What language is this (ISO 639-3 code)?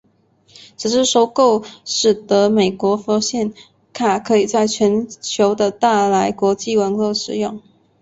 zho